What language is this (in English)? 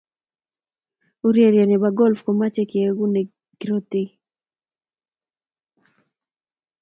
Kalenjin